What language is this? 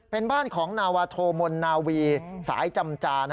Thai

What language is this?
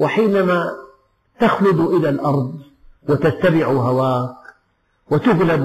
Arabic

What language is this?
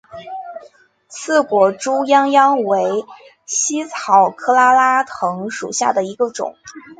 Chinese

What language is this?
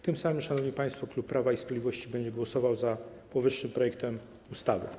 Polish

